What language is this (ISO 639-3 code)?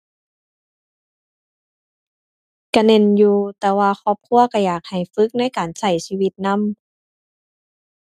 tha